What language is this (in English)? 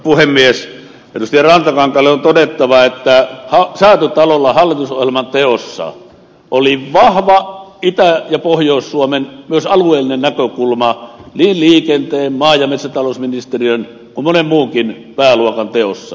Finnish